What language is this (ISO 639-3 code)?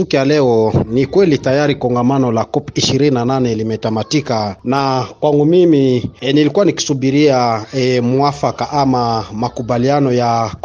swa